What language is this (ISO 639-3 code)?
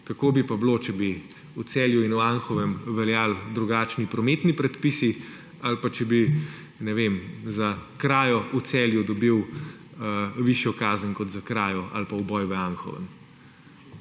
slv